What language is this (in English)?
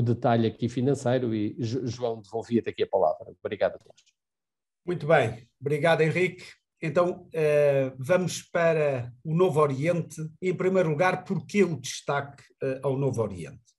Portuguese